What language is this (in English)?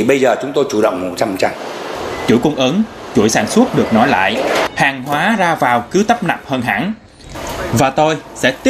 Vietnamese